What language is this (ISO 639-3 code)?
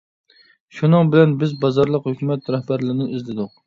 uig